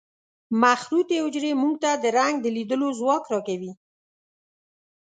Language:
Pashto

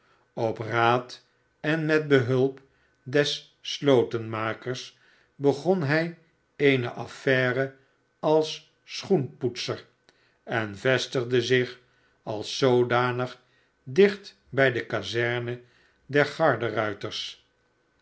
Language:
Dutch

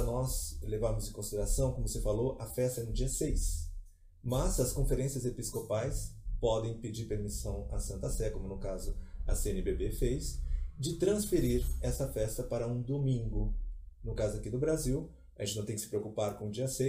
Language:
Portuguese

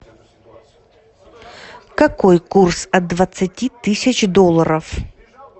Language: Russian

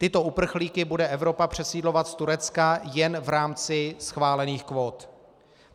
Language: Czech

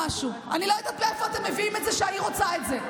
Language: Hebrew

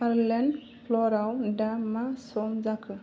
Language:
Bodo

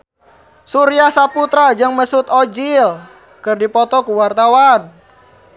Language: Sundanese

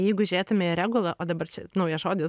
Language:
Lithuanian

